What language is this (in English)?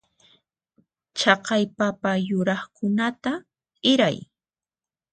Puno Quechua